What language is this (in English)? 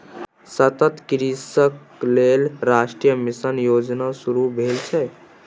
Maithili